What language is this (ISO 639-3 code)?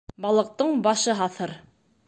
bak